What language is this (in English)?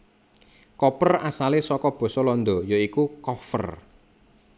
Javanese